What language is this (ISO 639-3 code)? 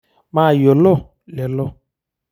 mas